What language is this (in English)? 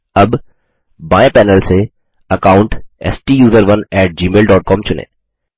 Hindi